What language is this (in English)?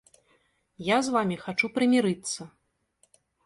Belarusian